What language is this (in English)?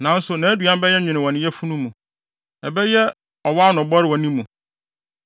Akan